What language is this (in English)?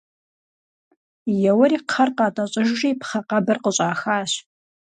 Kabardian